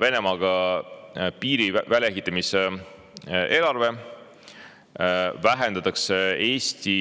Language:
Estonian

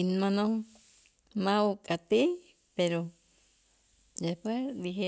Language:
Itzá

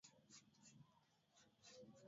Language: Swahili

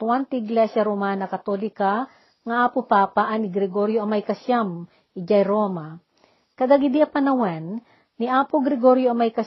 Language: Filipino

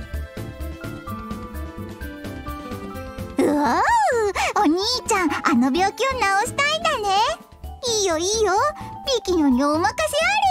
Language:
Japanese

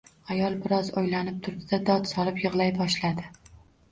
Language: Uzbek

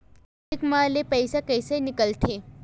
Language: Chhattisgarhi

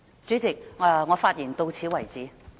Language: Cantonese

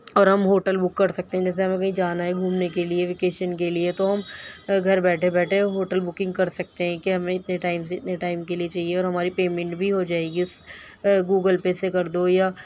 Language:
Urdu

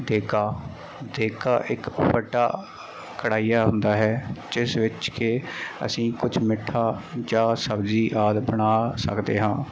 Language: Punjabi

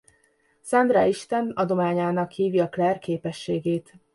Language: Hungarian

